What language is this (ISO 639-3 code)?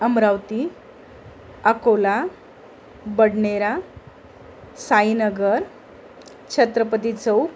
mar